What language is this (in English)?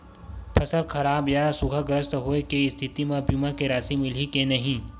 Chhattisgarhi